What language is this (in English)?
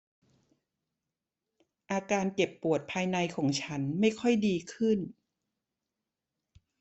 Thai